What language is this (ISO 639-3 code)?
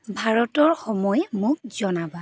asm